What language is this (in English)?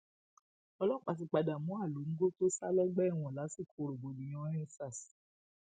Yoruba